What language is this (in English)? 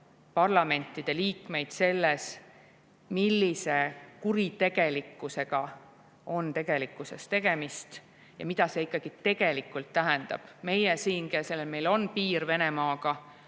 Estonian